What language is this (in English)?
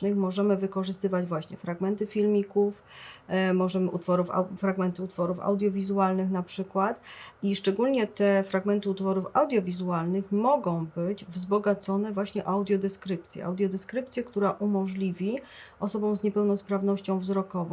Polish